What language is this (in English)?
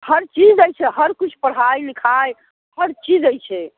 Maithili